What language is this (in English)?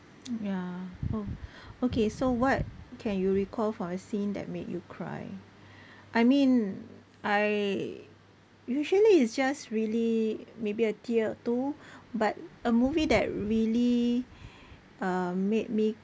English